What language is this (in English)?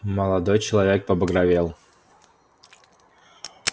Russian